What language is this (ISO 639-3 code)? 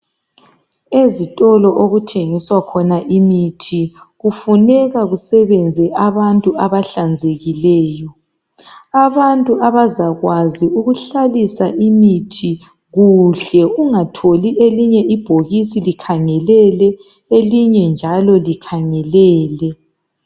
nde